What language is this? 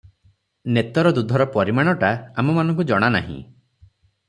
Odia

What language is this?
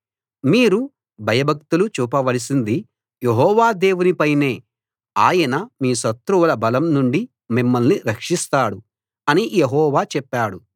Telugu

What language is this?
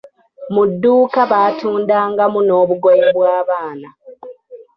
Ganda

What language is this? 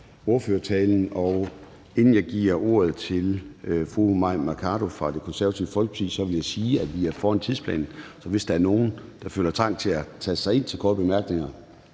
Danish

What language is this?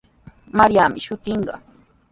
Sihuas Ancash Quechua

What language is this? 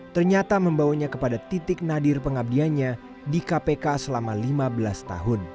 Indonesian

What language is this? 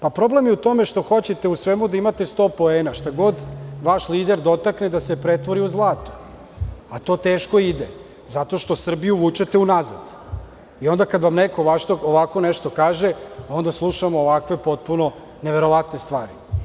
Serbian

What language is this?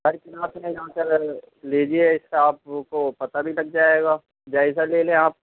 Urdu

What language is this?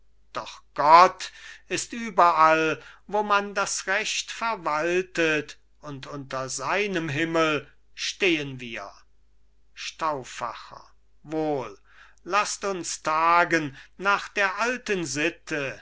German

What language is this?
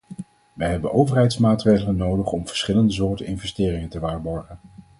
Dutch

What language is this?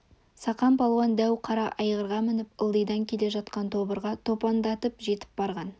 Kazakh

